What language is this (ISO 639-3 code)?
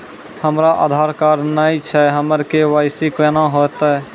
mai